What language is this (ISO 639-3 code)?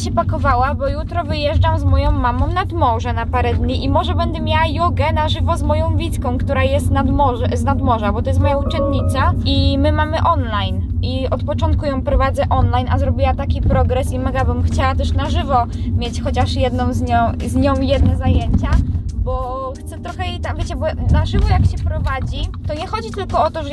pol